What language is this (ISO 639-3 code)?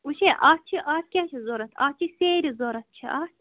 kas